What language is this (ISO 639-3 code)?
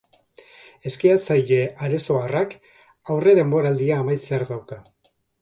eus